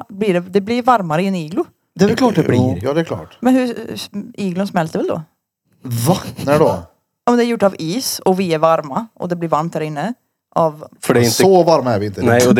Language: Swedish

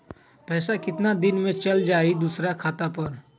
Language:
Magahi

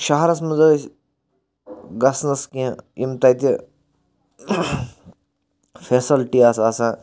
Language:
Kashmiri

